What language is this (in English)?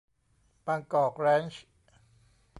Thai